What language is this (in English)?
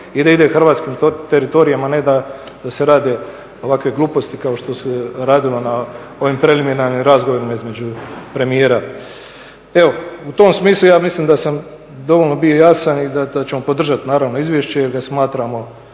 Croatian